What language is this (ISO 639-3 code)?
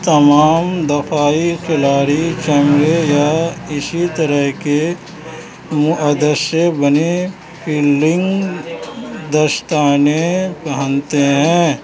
urd